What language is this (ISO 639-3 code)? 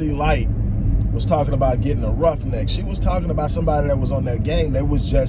eng